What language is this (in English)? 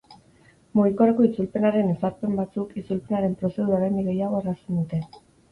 Basque